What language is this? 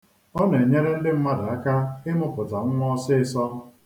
Igbo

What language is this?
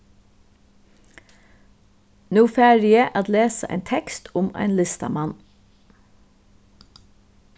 Faroese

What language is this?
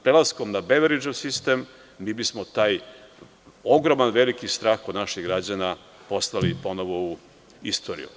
Serbian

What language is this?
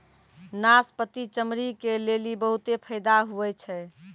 Maithili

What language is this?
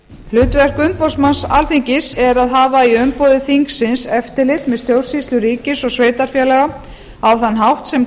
Icelandic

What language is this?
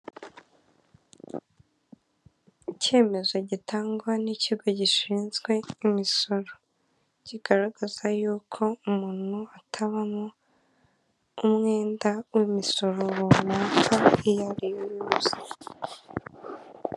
Kinyarwanda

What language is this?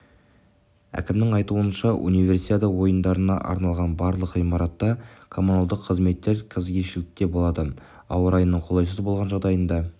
Kazakh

